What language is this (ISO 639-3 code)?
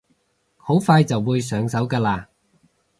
yue